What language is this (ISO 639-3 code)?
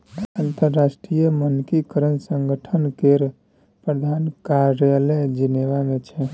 mai